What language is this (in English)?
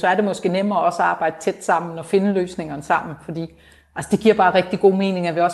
Danish